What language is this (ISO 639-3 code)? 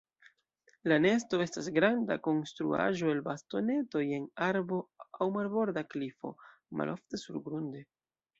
epo